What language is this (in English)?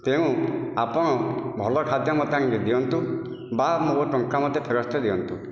Odia